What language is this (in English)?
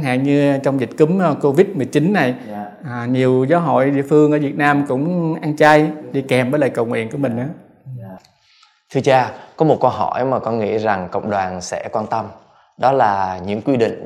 Vietnamese